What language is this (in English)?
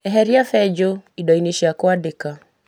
Kikuyu